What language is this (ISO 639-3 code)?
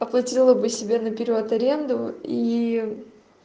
rus